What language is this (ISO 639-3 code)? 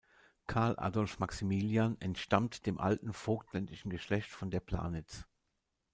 deu